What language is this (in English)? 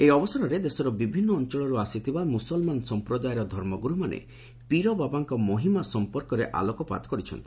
Odia